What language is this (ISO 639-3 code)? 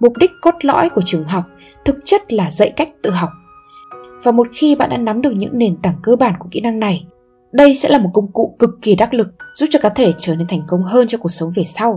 vie